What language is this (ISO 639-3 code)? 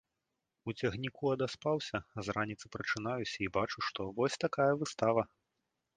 bel